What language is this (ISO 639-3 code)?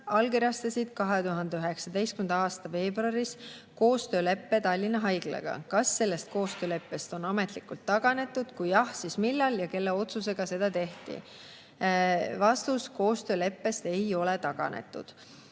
est